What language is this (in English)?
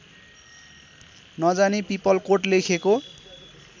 Nepali